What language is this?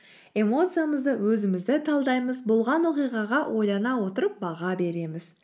Kazakh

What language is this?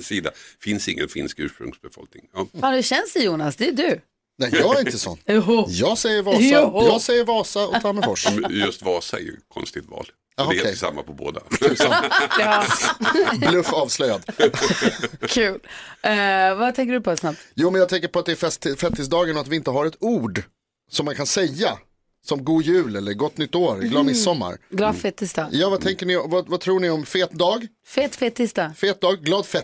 Swedish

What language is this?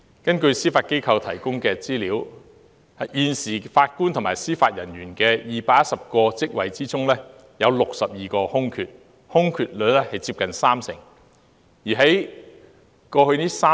Cantonese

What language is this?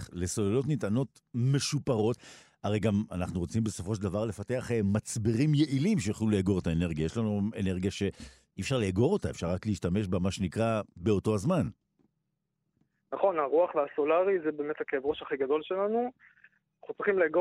Hebrew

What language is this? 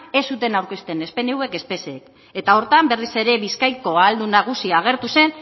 Basque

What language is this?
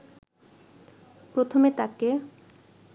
Bangla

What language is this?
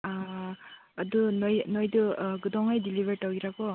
Manipuri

